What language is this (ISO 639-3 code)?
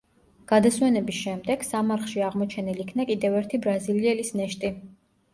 kat